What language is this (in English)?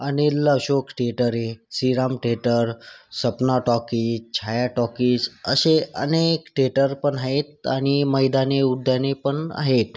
Marathi